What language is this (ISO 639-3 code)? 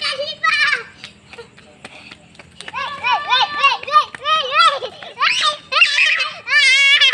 ind